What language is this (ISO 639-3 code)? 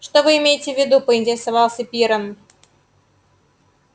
rus